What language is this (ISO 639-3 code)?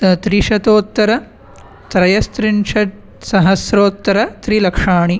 san